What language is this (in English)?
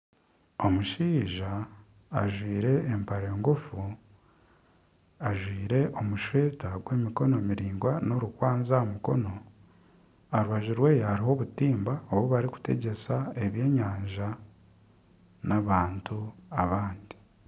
Nyankole